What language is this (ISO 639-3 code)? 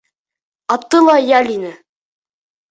bak